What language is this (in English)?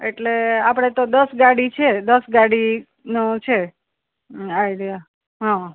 Gujarati